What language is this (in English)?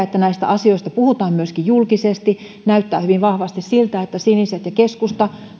Finnish